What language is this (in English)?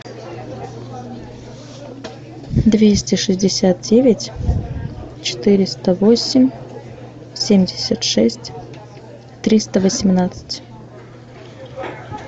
Russian